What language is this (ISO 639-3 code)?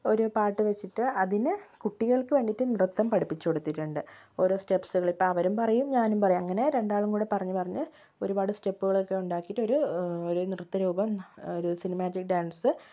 mal